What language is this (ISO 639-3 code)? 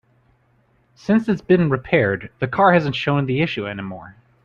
eng